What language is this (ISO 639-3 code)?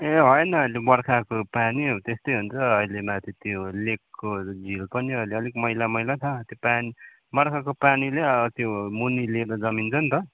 nep